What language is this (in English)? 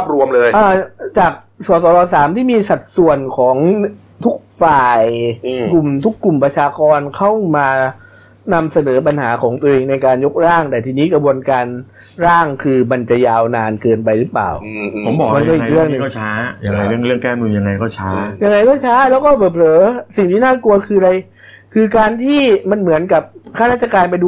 Thai